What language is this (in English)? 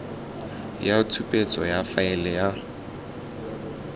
Tswana